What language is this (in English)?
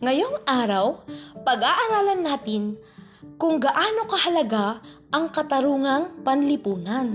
Filipino